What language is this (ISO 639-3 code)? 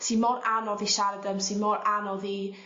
cym